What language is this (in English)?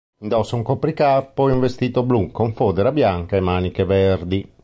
Italian